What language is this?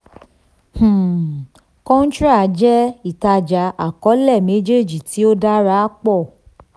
Yoruba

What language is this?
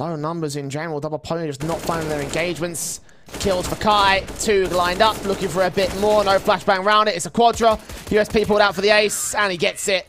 English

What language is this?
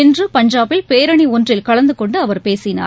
Tamil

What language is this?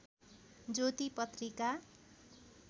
Nepali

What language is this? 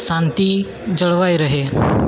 Gujarati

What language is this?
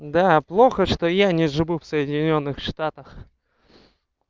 Russian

